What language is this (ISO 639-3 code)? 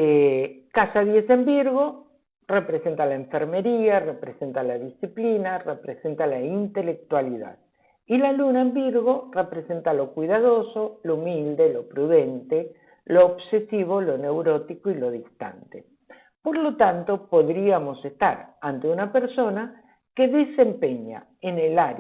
spa